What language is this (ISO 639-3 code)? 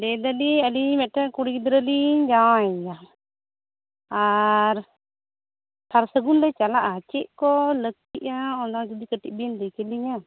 sat